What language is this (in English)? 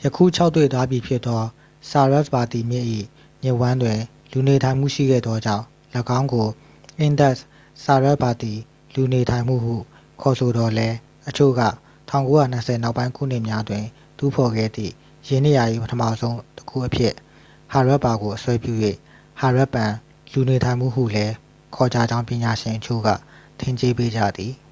Burmese